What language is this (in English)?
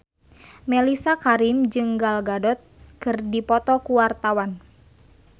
Sundanese